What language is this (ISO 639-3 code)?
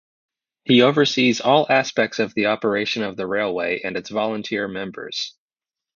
eng